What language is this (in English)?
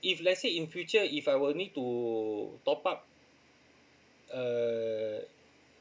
English